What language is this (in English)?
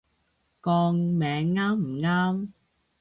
Cantonese